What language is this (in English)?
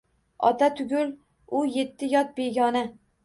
Uzbek